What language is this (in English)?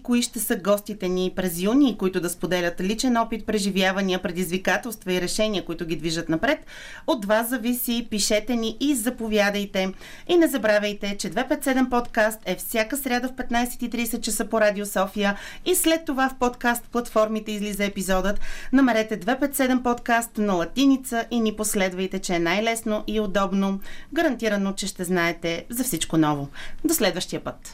Bulgarian